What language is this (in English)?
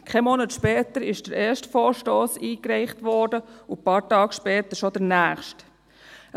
Swiss German